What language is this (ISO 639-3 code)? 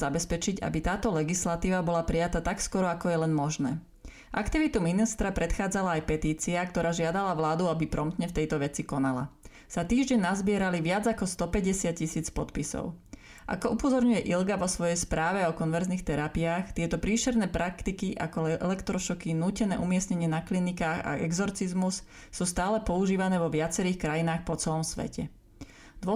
slk